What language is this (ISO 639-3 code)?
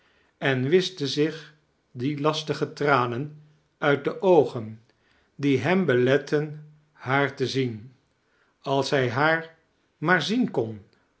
nld